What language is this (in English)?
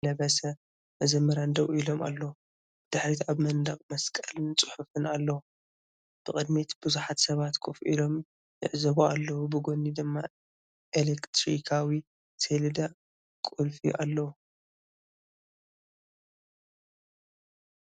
Tigrinya